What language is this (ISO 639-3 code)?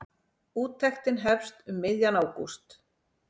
isl